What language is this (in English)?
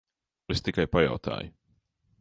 Latvian